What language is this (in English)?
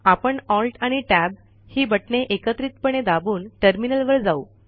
Marathi